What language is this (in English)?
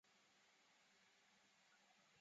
Chinese